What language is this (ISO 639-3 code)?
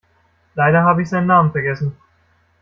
deu